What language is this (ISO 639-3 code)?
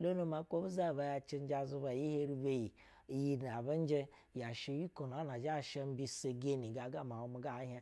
bzw